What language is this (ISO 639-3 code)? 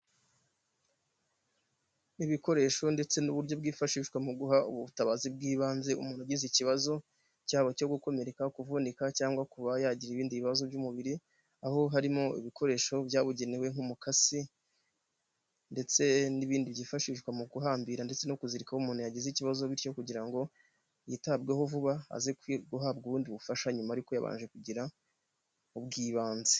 kin